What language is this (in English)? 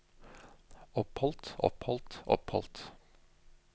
Norwegian